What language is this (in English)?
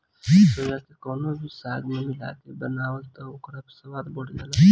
Bhojpuri